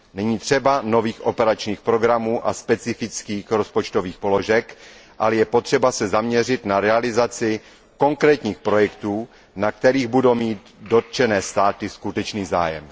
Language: Czech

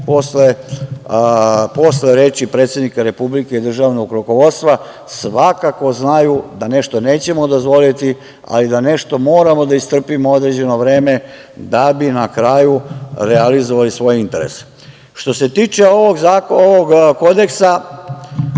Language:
Serbian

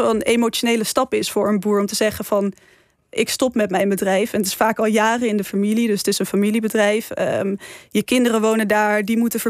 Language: Dutch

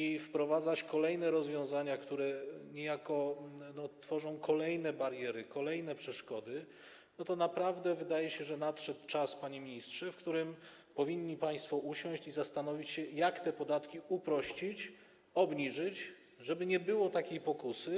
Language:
Polish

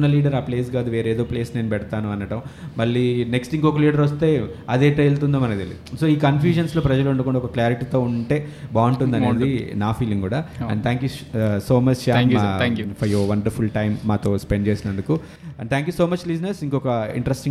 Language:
Telugu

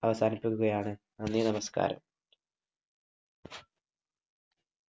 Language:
Malayalam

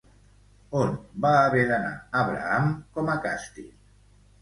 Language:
Catalan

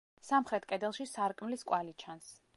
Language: Georgian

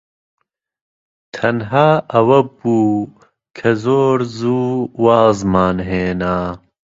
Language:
Central Kurdish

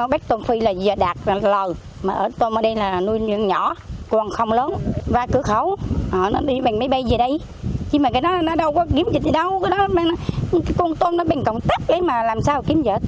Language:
Vietnamese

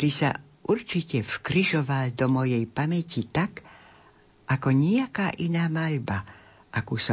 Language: Slovak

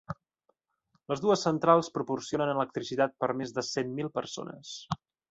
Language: Catalan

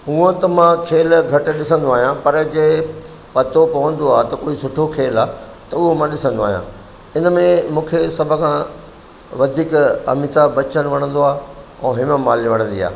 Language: Sindhi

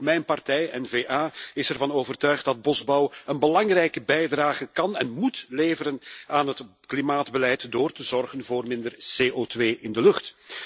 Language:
Dutch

